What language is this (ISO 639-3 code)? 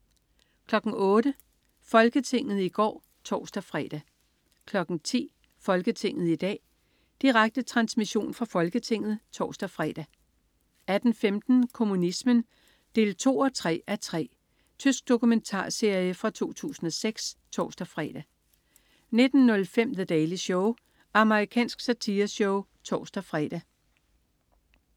dan